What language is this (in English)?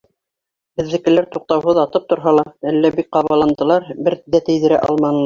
Bashkir